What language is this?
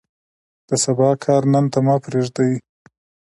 Pashto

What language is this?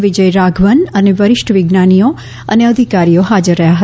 Gujarati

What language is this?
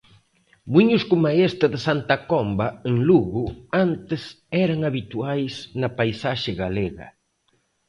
Galician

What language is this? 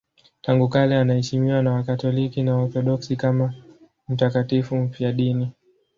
Swahili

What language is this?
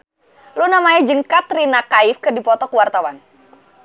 Sundanese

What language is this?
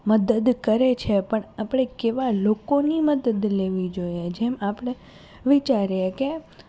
Gujarati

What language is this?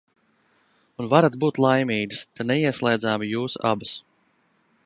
Latvian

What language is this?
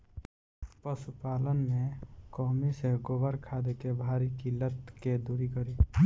Bhojpuri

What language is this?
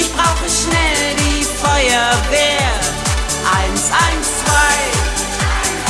German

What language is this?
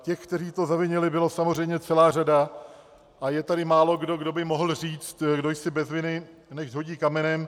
Czech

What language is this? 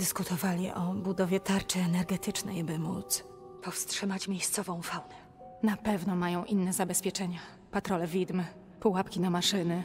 Polish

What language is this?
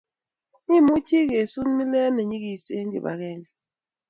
Kalenjin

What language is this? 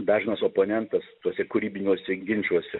Lithuanian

